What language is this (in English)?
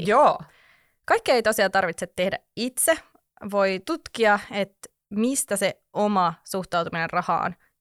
Finnish